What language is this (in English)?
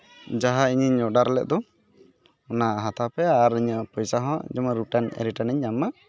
Santali